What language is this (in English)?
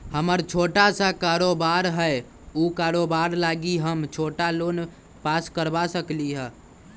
Magahi